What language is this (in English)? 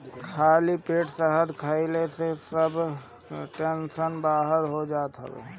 Bhojpuri